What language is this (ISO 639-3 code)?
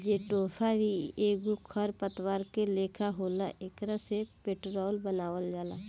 bho